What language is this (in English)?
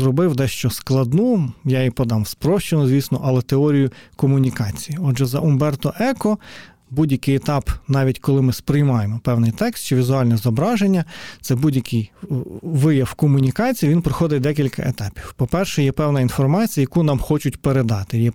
Ukrainian